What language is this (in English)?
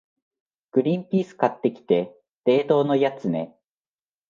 Japanese